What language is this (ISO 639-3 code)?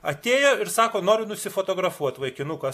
lit